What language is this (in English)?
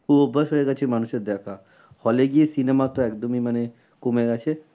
Bangla